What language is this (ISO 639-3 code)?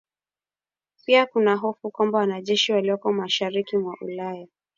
swa